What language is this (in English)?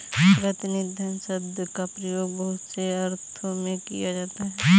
Hindi